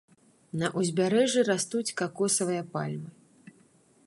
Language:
Belarusian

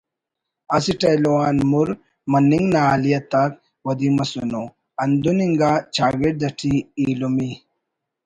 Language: Brahui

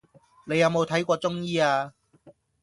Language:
Cantonese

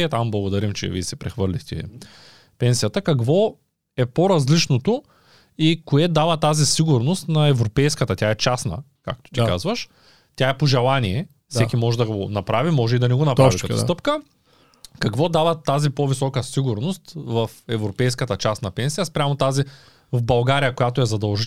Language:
Bulgarian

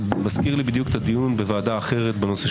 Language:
Hebrew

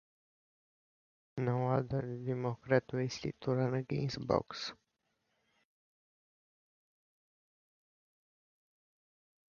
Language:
English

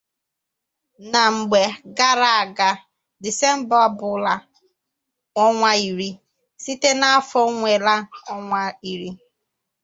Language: Igbo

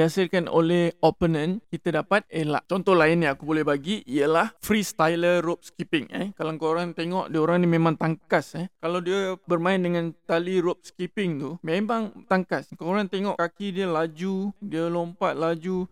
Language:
Malay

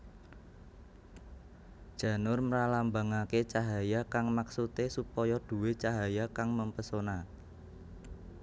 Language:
Javanese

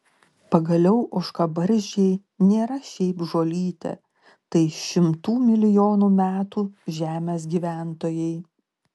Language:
Lithuanian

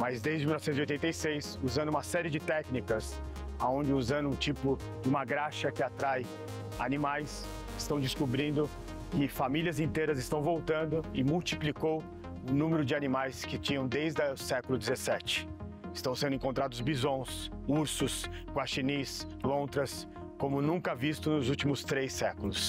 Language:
Portuguese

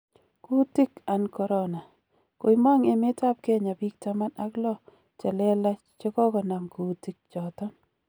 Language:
Kalenjin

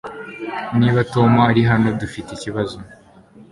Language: Kinyarwanda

